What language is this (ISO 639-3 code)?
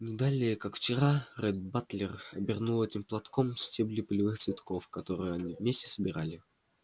rus